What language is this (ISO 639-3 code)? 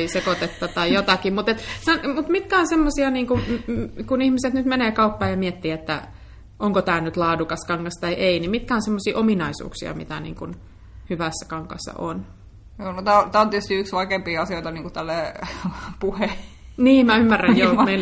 fin